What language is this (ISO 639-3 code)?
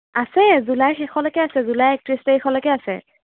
asm